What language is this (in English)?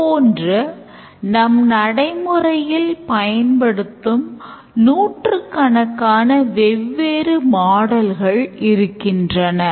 Tamil